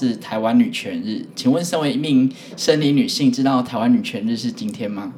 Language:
Chinese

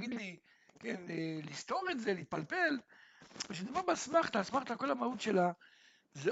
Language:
Hebrew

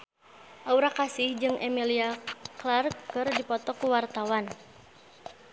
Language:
Sundanese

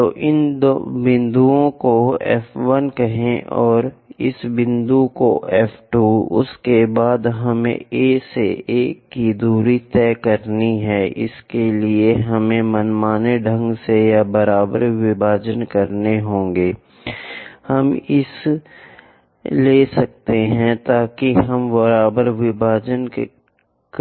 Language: Hindi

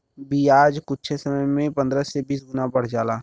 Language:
Bhojpuri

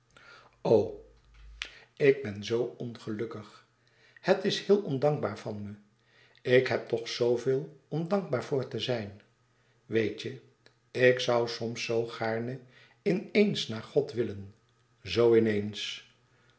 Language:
Dutch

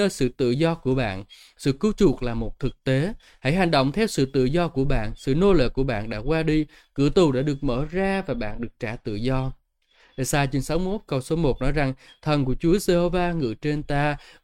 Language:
Vietnamese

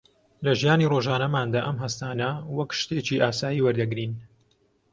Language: Central Kurdish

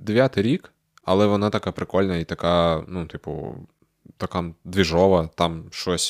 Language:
Ukrainian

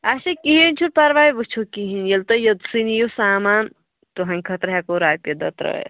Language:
Kashmiri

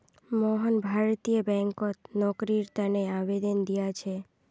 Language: Magahi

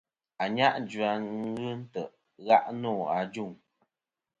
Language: Kom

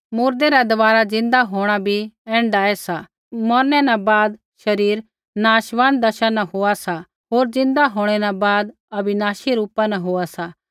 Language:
Kullu Pahari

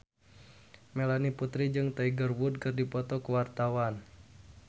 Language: Sundanese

